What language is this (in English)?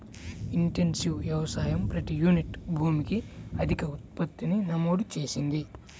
Telugu